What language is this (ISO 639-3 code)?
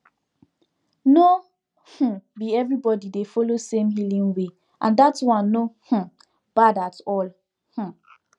pcm